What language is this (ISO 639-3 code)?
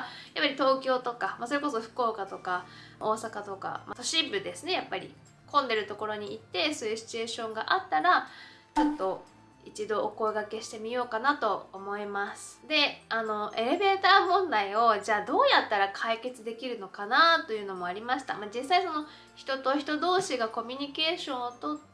jpn